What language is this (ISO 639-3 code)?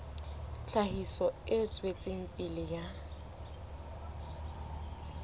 sot